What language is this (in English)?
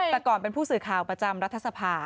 Thai